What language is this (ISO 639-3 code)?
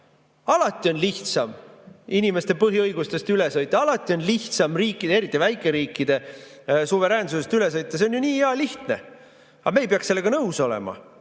est